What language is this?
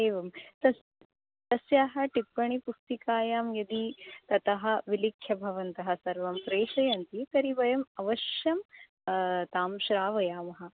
Sanskrit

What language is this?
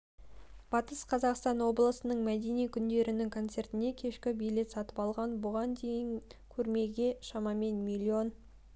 Kazakh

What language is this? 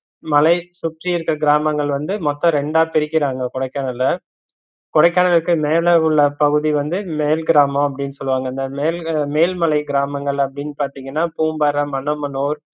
Tamil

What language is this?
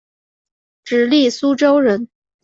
Chinese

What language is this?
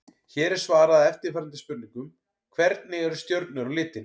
Icelandic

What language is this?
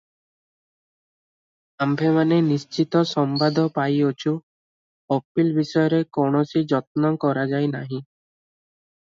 Odia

